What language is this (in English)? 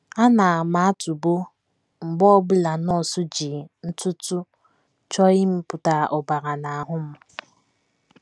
Igbo